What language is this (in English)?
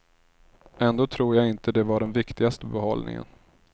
Swedish